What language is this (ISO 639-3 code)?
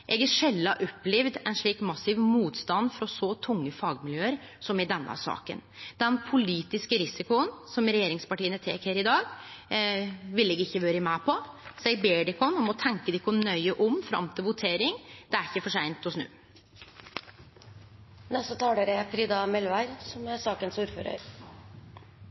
nno